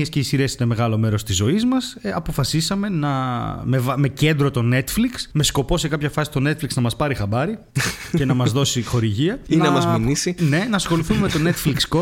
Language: Greek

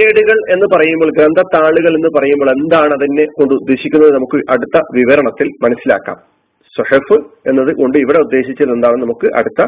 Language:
Malayalam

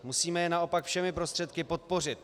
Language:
Czech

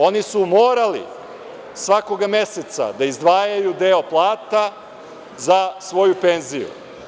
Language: Serbian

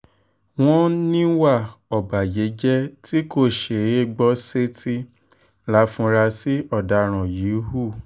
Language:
Yoruba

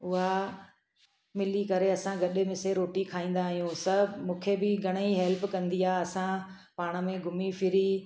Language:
Sindhi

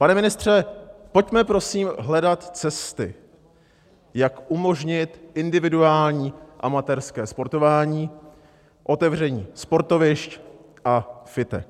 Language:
Czech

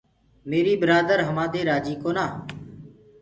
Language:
Gurgula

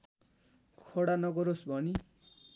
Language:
Nepali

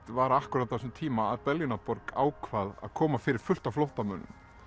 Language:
Icelandic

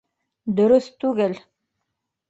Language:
Bashkir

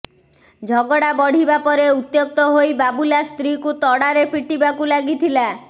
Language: Odia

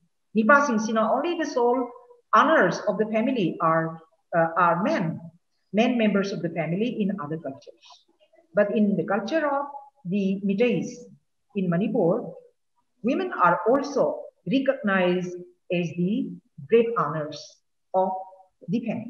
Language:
Vietnamese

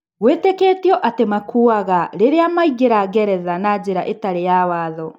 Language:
Kikuyu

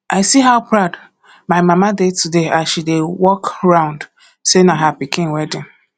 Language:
Nigerian Pidgin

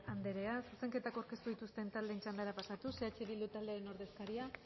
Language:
Basque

